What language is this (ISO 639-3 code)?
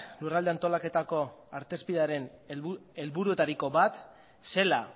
eus